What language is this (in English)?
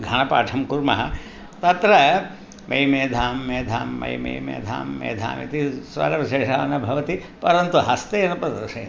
Sanskrit